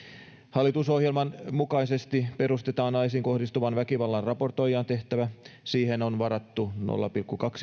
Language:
Finnish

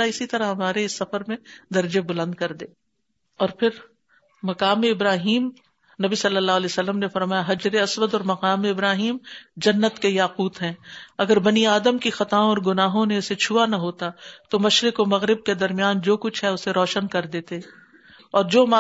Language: Urdu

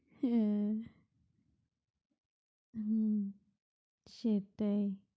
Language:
Bangla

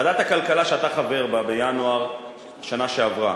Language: Hebrew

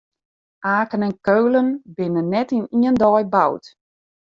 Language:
Western Frisian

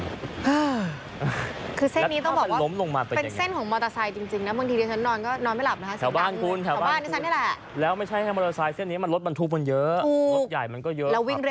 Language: Thai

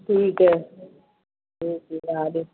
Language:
Hindi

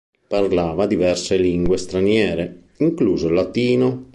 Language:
Italian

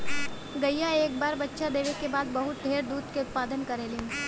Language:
Bhojpuri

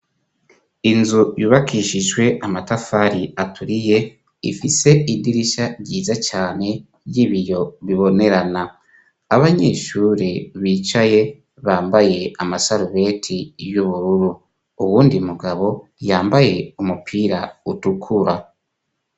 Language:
Rundi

